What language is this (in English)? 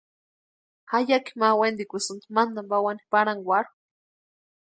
Western Highland Purepecha